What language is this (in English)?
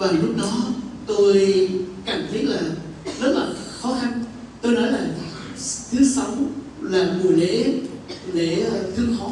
Vietnamese